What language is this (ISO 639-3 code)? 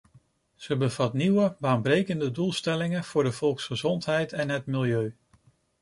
nld